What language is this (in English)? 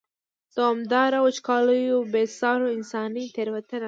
Pashto